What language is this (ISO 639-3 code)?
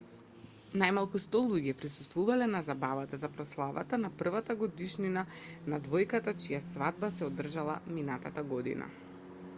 mkd